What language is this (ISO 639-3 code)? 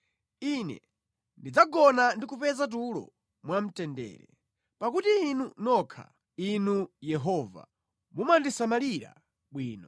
nya